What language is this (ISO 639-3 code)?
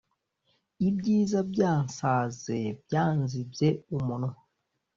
kin